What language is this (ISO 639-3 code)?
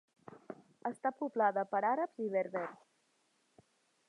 cat